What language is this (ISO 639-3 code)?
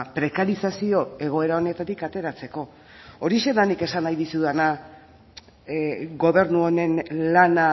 eus